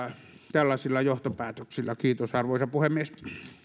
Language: Finnish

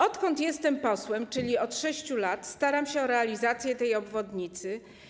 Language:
Polish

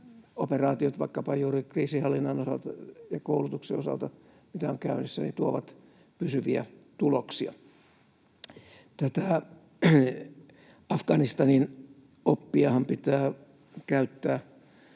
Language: Finnish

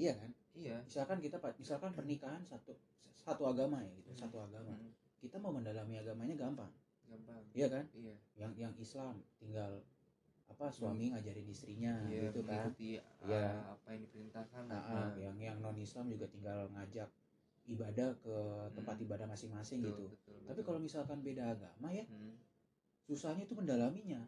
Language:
Indonesian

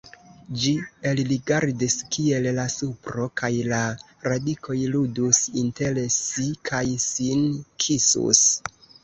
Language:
Esperanto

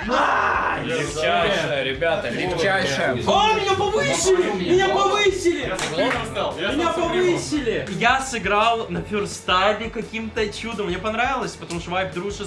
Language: Russian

